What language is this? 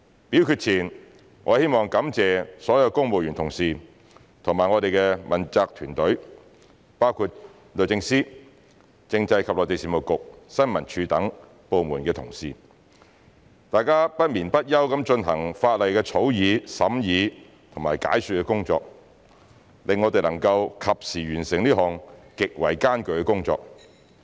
Cantonese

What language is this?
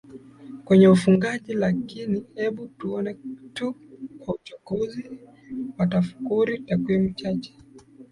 Swahili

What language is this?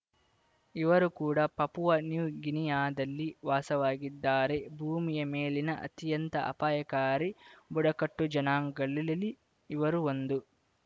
Kannada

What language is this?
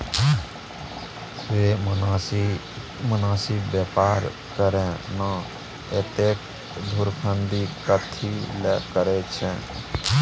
Maithili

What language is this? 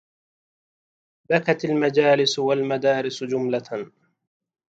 Arabic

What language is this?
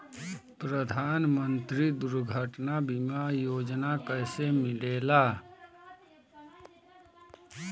Bhojpuri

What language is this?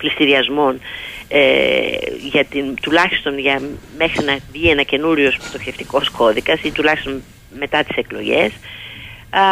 Greek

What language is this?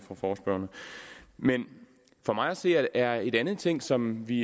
Danish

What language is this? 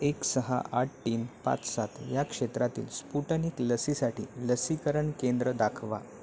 Marathi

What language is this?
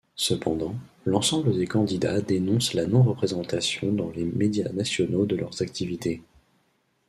French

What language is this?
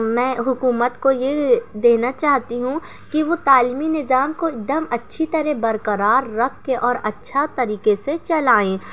Urdu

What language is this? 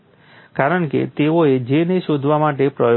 Gujarati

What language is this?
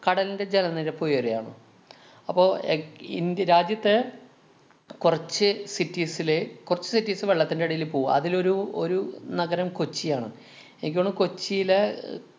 Malayalam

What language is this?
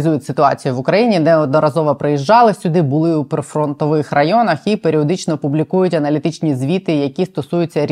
Ukrainian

